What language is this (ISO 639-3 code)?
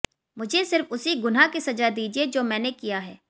hin